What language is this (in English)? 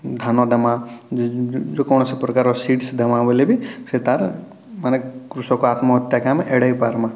Odia